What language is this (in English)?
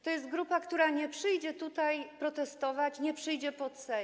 Polish